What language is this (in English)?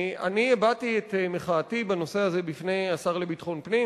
Hebrew